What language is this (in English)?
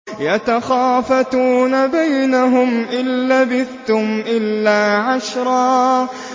Arabic